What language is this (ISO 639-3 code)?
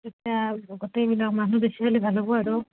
asm